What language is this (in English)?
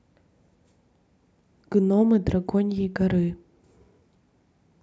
Russian